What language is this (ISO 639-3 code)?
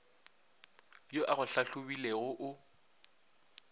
nso